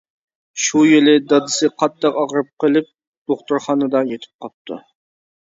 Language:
Uyghur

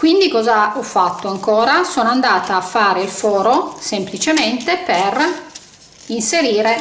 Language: Italian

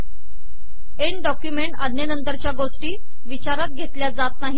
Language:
Marathi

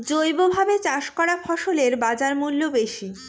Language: Bangla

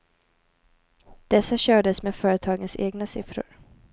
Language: Swedish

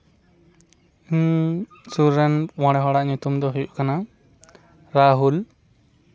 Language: Santali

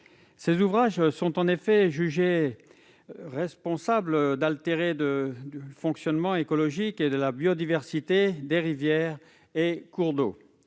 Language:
French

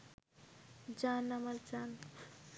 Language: Bangla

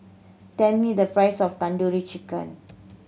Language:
English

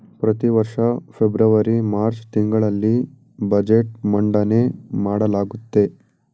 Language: Kannada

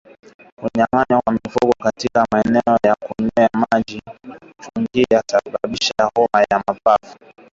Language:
Swahili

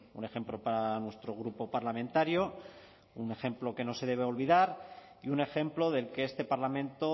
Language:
Spanish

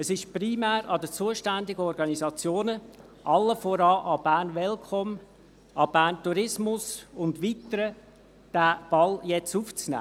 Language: Swiss German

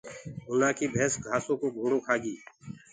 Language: Gurgula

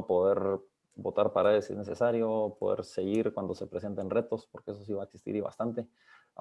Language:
Spanish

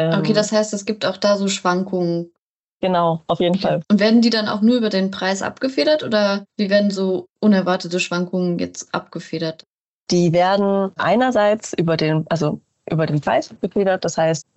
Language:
German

